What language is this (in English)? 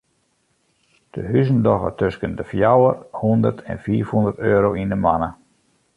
Western Frisian